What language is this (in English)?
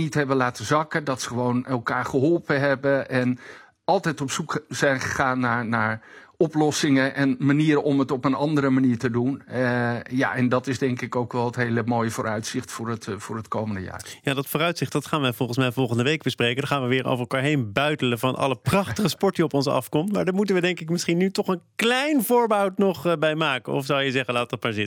Dutch